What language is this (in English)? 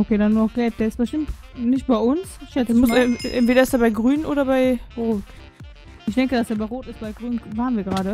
German